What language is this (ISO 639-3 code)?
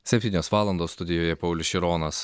lit